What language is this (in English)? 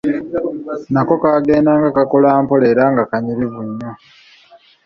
Ganda